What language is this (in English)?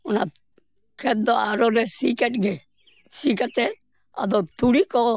Santali